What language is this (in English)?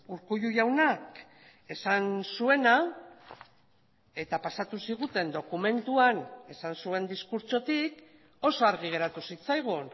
Basque